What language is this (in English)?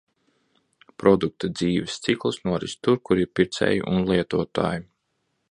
Latvian